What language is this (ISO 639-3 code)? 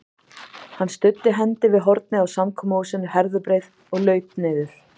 isl